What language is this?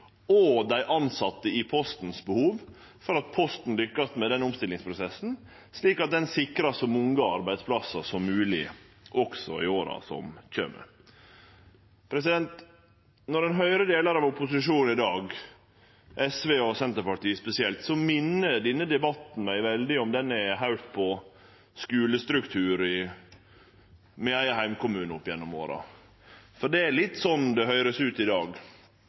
Norwegian Nynorsk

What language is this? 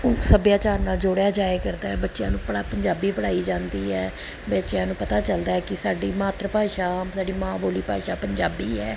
Punjabi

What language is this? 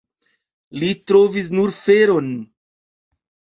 Esperanto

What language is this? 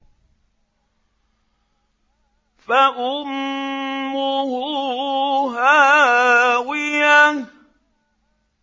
Arabic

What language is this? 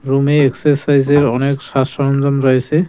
Bangla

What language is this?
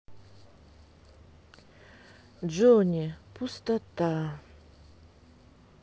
Russian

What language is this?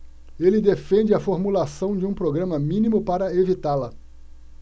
Portuguese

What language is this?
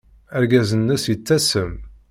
Kabyle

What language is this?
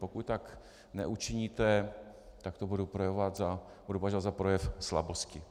Czech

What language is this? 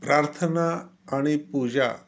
Marathi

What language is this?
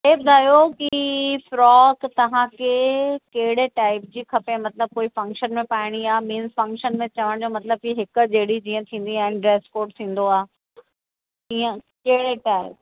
Sindhi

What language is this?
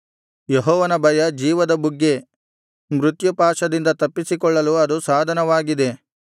Kannada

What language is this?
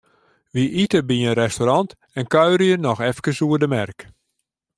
Western Frisian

